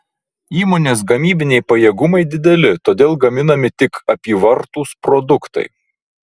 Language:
Lithuanian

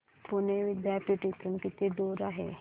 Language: Marathi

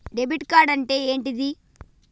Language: Telugu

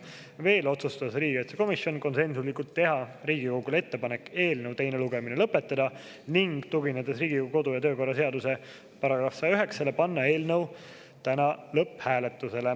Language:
Estonian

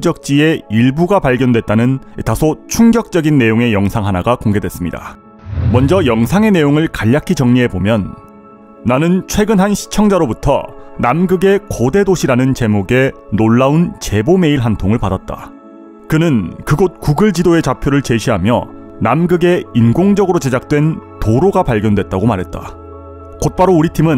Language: Korean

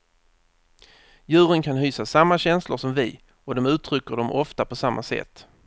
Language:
Swedish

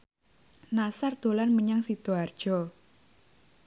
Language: Javanese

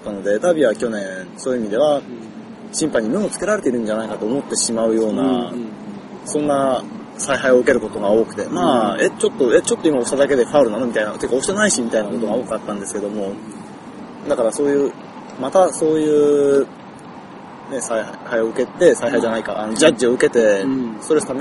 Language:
Japanese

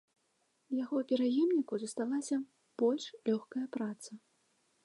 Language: Belarusian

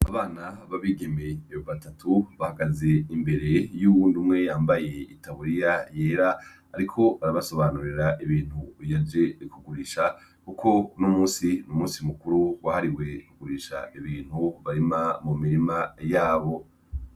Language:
Rundi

